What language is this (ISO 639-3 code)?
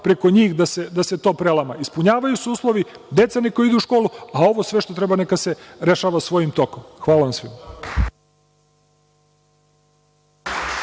srp